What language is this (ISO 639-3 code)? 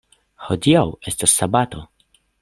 epo